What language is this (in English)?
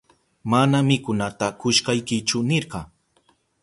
Southern Pastaza Quechua